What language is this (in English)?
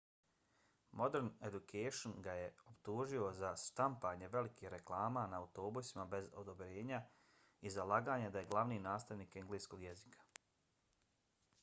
Bosnian